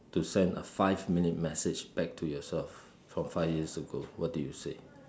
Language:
English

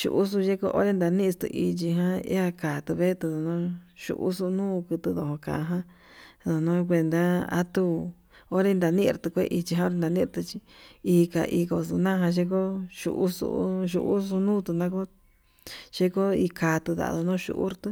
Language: Yutanduchi Mixtec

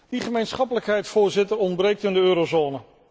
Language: Dutch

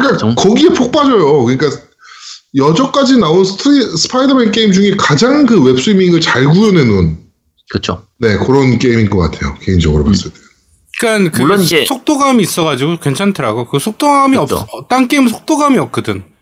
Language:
Korean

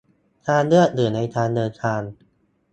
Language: Thai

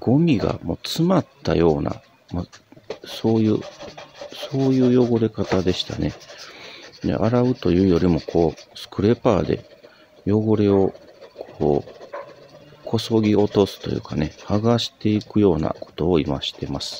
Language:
Japanese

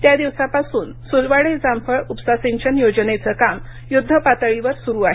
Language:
Marathi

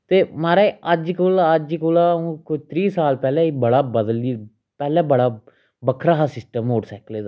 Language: Dogri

